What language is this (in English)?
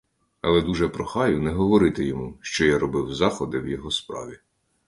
Ukrainian